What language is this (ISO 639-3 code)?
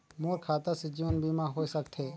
hne